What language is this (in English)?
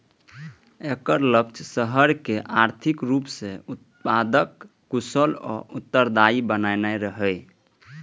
Maithili